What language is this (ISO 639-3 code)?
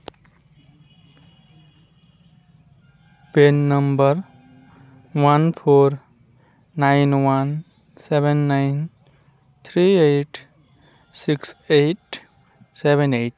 sat